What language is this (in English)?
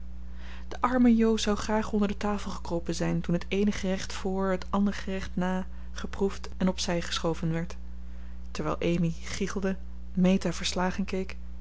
Dutch